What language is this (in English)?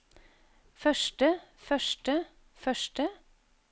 Norwegian